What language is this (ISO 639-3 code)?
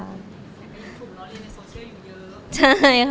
tha